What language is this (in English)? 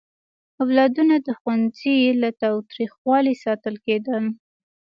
Pashto